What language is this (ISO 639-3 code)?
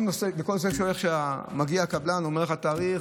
heb